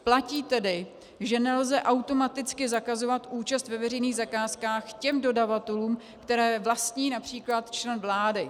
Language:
Czech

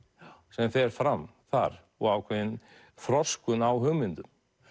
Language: Icelandic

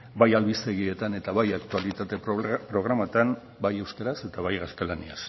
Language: Basque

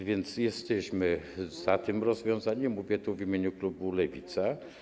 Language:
Polish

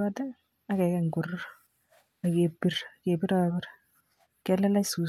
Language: Kalenjin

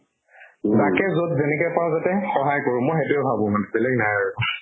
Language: Assamese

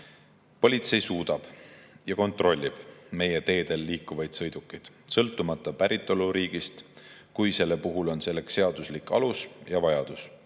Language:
Estonian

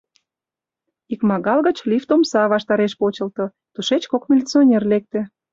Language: Mari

